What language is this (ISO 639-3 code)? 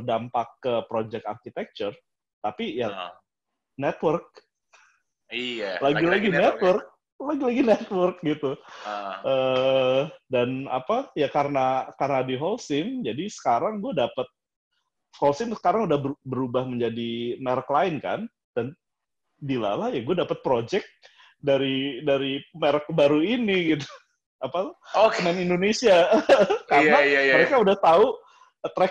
ind